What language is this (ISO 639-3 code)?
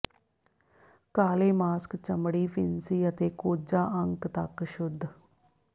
pan